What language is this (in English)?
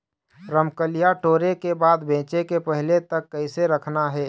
Chhattisgarhi